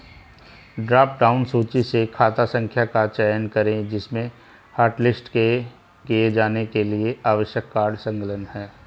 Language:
Hindi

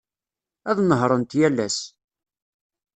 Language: Kabyle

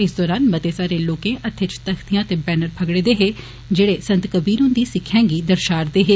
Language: Dogri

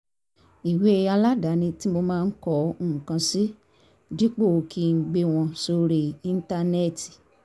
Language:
Yoruba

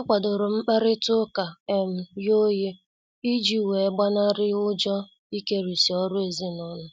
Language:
Igbo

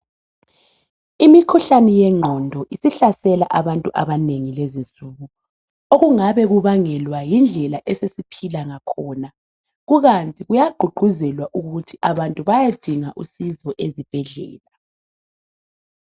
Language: North Ndebele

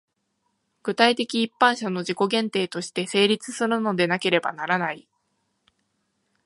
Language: Japanese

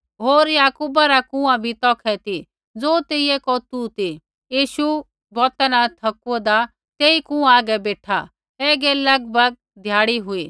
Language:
Kullu Pahari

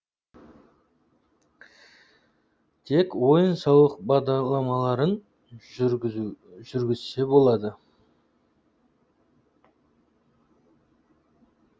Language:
Kazakh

